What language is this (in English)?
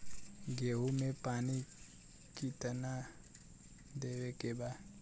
Bhojpuri